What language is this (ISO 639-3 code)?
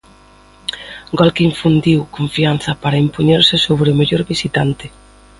glg